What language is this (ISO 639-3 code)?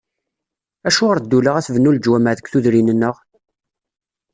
kab